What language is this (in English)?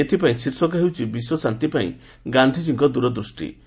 Odia